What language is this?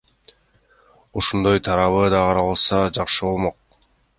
Kyrgyz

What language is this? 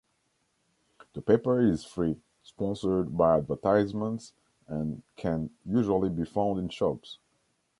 English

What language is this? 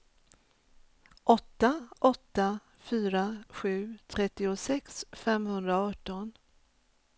Swedish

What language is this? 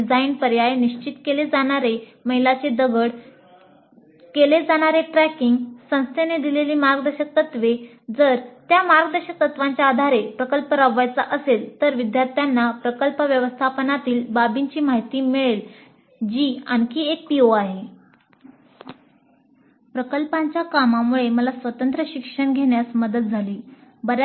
Marathi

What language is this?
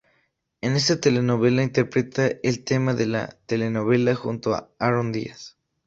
Spanish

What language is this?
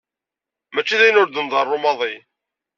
Kabyle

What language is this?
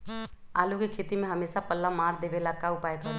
Magahi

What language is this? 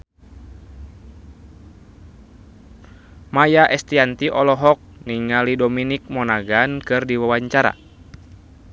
Sundanese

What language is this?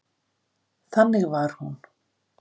Icelandic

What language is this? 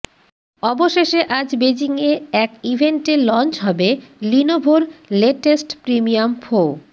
Bangla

